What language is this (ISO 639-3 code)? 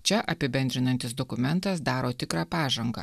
lit